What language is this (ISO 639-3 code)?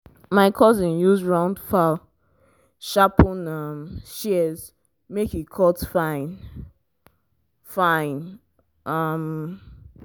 pcm